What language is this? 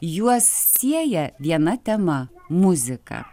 Lithuanian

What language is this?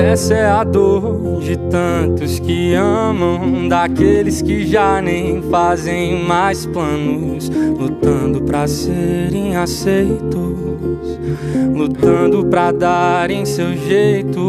Romanian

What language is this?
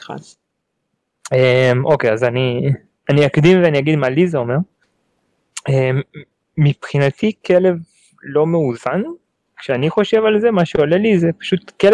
Hebrew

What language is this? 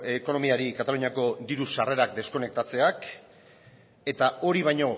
Basque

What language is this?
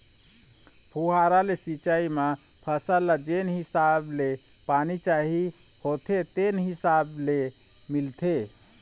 Chhattisgarhi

